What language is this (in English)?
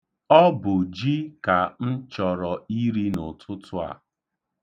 Igbo